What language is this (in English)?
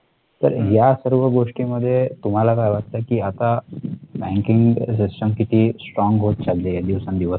Marathi